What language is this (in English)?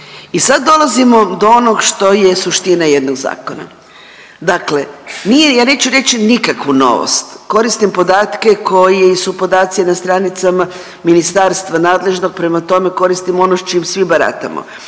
Croatian